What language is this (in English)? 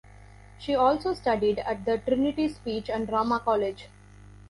English